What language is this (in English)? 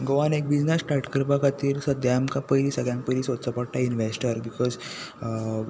Konkani